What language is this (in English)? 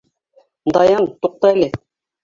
Bashkir